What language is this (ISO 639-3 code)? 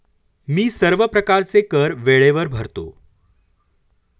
mar